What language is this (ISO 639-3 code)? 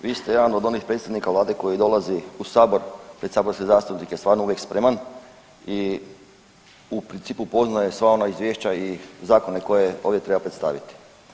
hrv